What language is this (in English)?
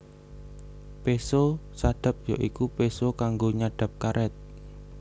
Javanese